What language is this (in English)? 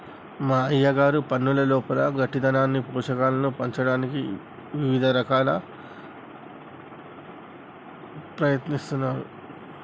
Telugu